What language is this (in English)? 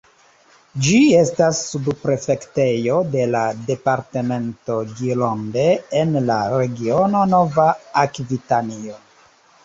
Esperanto